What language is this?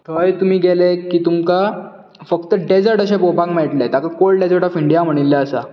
Konkani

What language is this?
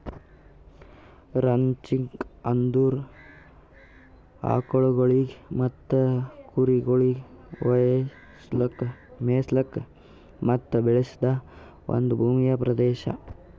Kannada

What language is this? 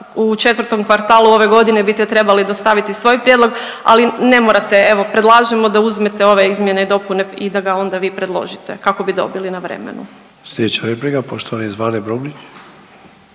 Croatian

